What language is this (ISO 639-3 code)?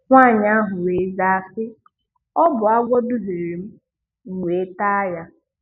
ibo